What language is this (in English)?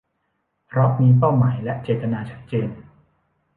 Thai